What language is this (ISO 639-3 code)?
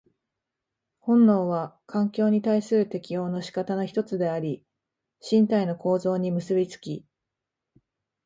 jpn